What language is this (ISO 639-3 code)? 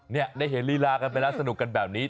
tha